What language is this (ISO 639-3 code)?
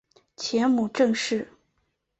zho